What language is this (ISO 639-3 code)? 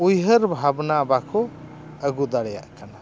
sat